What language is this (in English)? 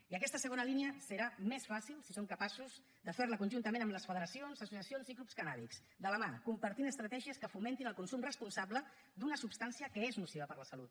Catalan